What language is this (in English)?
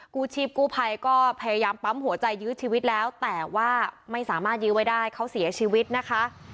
Thai